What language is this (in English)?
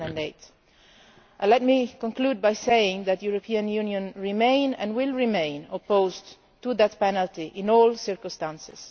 English